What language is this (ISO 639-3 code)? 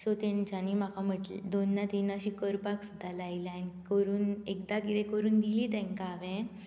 kok